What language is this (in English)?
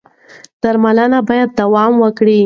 Pashto